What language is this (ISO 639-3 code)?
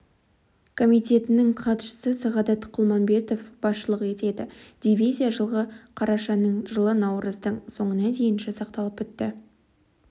kaz